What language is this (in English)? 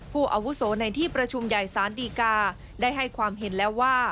Thai